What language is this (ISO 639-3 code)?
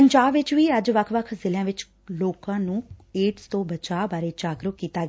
pan